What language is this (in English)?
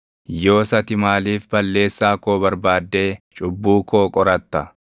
Oromo